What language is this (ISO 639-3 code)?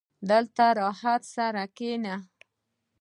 pus